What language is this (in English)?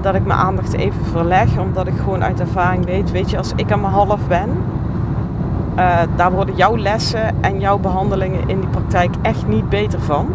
Dutch